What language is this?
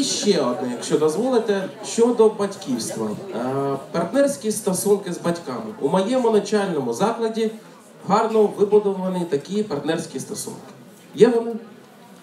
Ukrainian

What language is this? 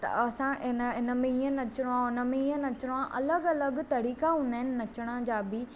Sindhi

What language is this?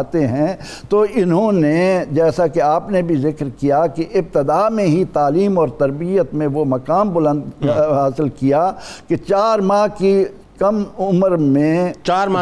Urdu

